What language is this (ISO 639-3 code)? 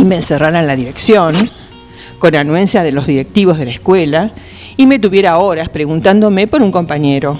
spa